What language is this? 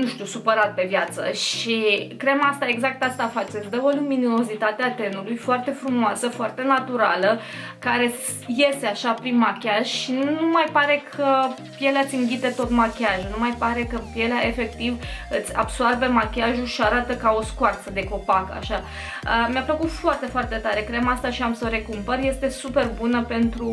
Romanian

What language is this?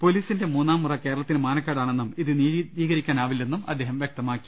Malayalam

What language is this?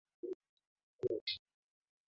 Swahili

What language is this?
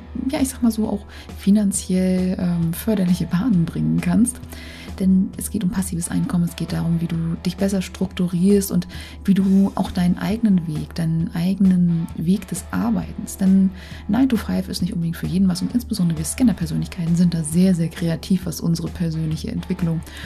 German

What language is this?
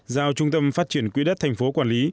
Vietnamese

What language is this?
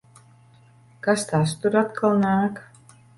Latvian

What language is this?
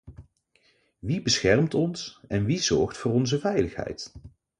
Dutch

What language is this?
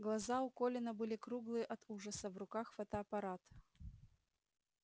Russian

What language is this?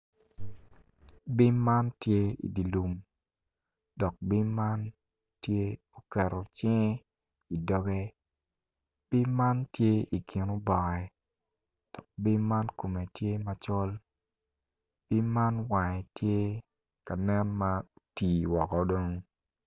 Acoli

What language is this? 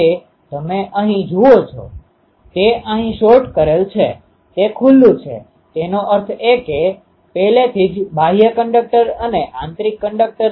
Gujarati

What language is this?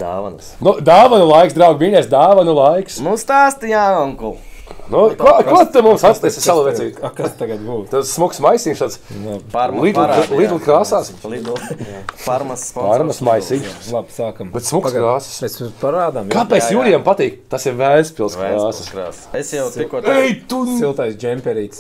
Latvian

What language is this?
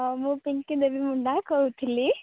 Odia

